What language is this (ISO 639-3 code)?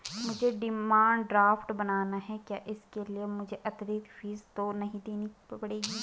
hin